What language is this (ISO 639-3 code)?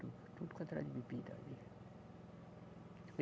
por